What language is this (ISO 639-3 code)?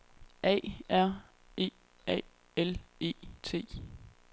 dan